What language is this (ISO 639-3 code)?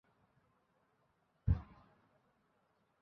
ben